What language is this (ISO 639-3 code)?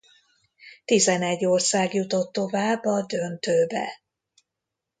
hun